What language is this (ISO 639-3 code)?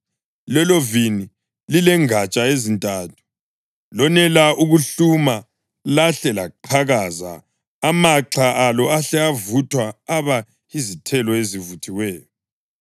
nde